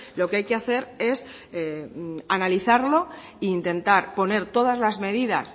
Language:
Spanish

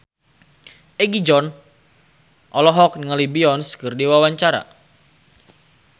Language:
Sundanese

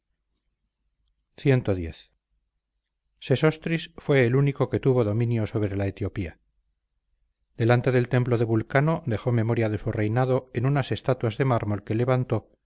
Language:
Spanish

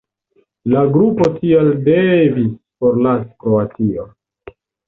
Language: Esperanto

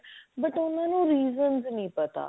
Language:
Punjabi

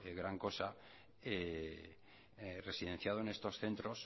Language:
Spanish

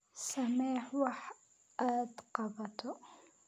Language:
Somali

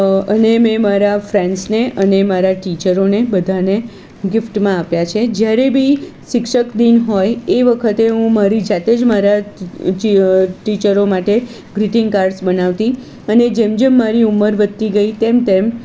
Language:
Gujarati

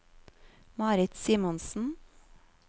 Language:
Norwegian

